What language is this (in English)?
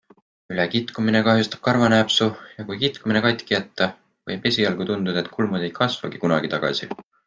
Estonian